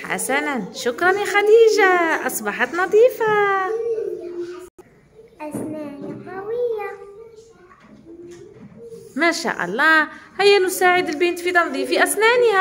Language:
Arabic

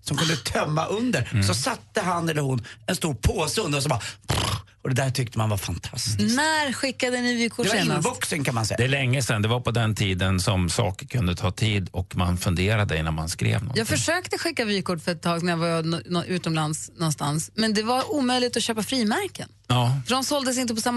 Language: Swedish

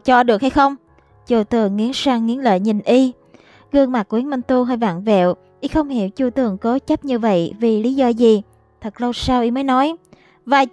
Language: Vietnamese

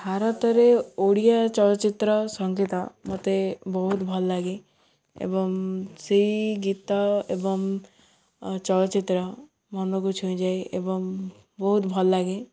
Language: Odia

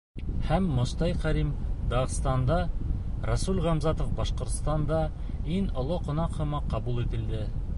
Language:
Bashkir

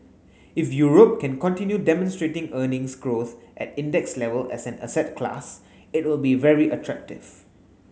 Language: English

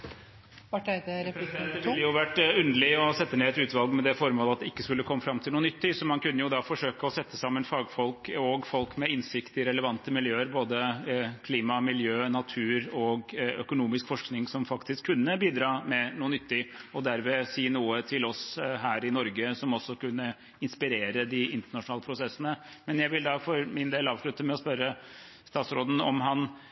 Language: Norwegian Bokmål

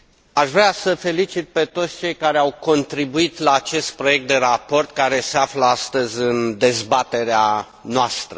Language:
Romanian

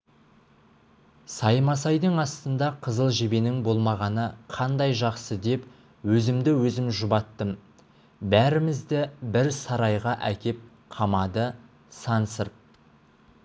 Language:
Kazakh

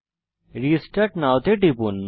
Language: Bangla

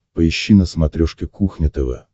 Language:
Russian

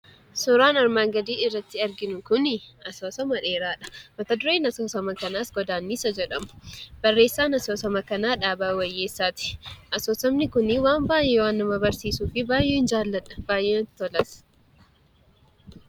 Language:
Oromo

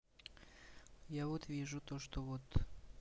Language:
Russian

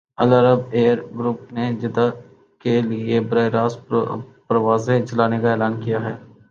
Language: Urdu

